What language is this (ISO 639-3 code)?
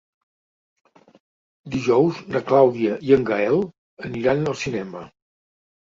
cat